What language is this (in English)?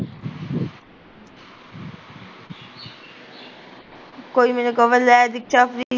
Punjabi